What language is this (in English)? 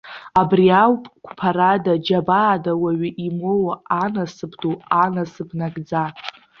Abkhazian